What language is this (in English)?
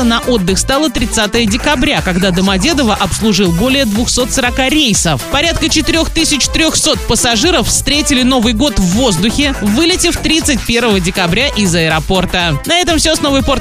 Russian